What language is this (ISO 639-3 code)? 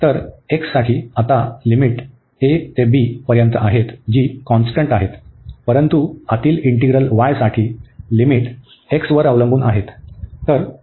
mar